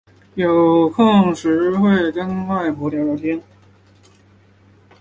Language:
Chinese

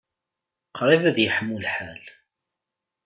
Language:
Kabyle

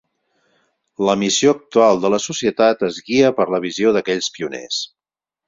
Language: Catalan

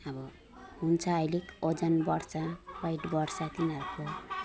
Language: Nepali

